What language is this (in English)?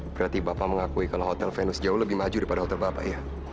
Indonesian